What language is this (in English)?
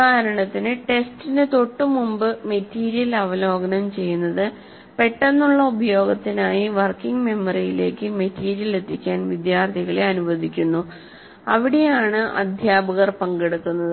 Malayalam